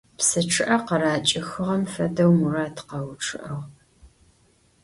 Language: Adyghe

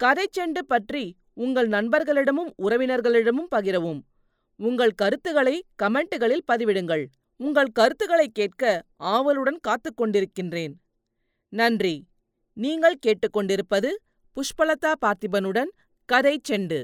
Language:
Tamil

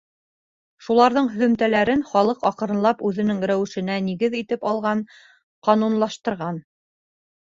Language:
Bashkir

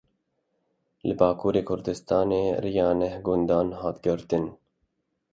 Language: Kurdish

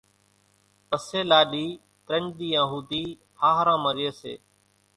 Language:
Kachi Koli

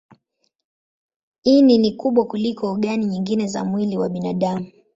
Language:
Swahili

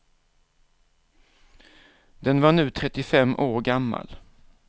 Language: Swedish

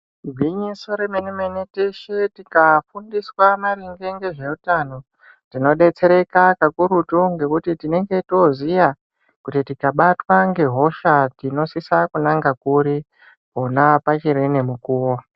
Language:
Ndau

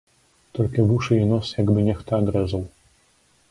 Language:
Belarusian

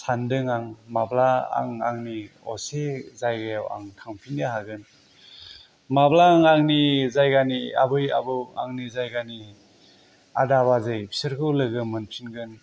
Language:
Bodo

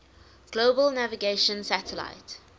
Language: English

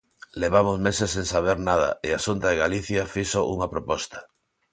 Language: Galician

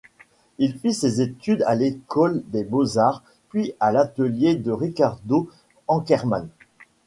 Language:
French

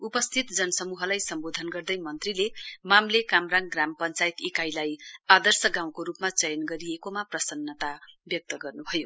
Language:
Nepali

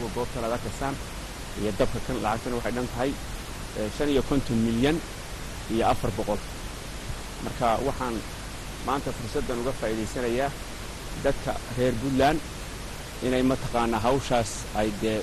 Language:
Arabic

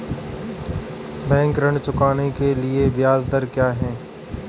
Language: Hindi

